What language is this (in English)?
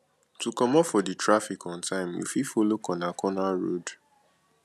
Nigerian Pidgin